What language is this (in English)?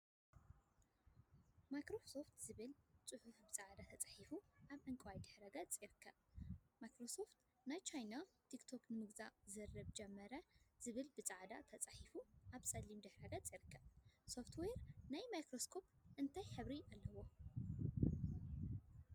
Tigrinya